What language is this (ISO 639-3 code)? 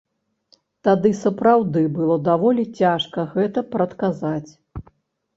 bel